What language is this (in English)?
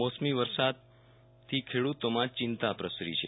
Gujarati